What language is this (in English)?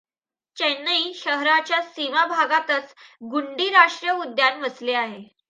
Marathi